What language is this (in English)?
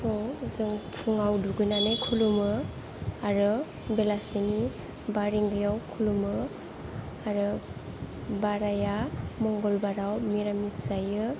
Bodo